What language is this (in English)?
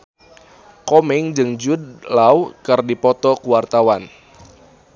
Sundanese